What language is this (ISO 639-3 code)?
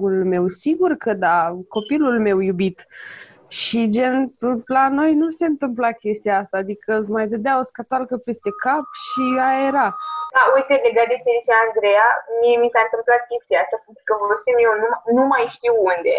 ron